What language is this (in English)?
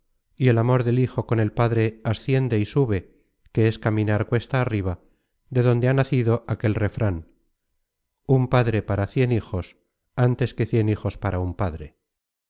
Spanish